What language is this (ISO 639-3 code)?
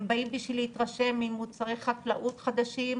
heb